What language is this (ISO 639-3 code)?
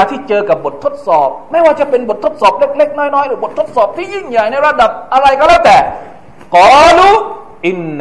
tha